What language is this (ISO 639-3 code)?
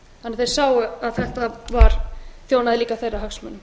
isl